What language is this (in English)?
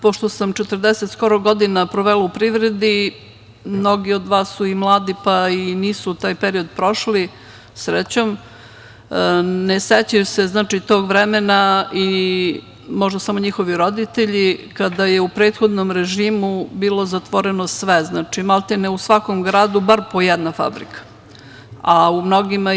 Serbian